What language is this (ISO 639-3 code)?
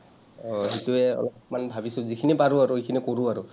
asm